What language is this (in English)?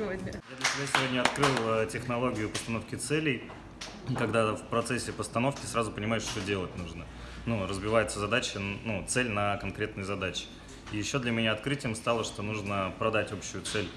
Russian